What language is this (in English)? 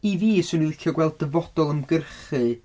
Welsh